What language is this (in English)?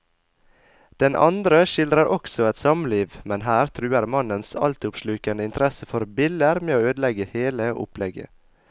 Norwegian